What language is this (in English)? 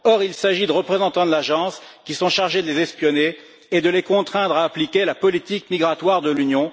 French